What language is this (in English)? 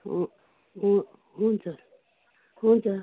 Nepali